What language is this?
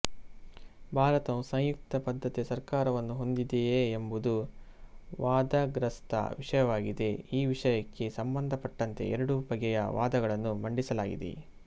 Kannada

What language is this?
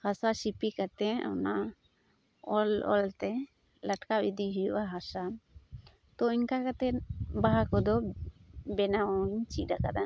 Santali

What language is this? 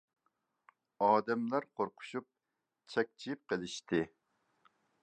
Uyghur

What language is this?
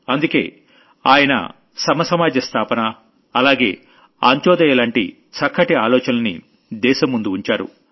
Telugu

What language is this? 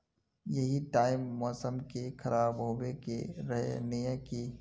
Magahi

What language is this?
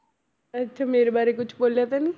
Punjabi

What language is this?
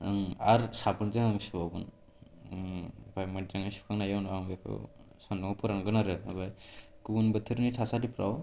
Bodo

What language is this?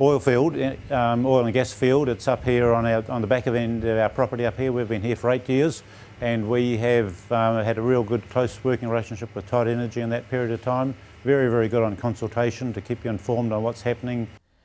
English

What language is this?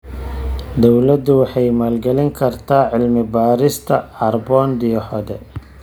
Somali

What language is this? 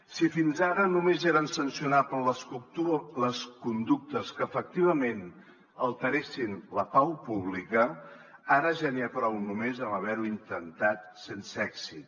Catalan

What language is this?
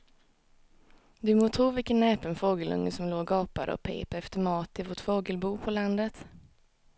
Swedish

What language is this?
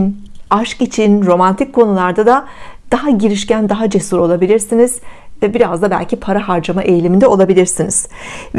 Turkish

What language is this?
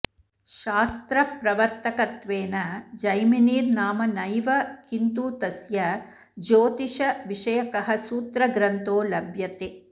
Sanskrit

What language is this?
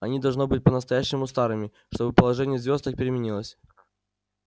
Russian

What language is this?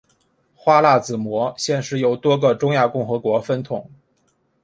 Chinese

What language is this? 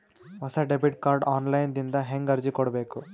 Kannada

